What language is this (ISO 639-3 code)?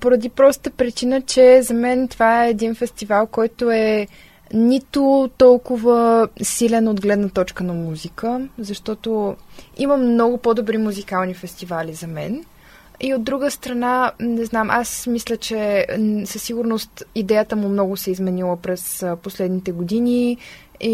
bul